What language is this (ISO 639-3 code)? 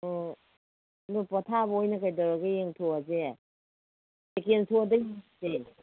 mni